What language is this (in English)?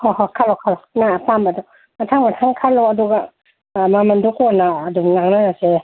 Manipuri